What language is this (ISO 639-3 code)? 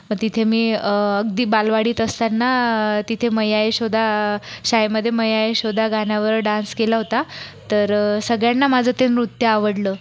mar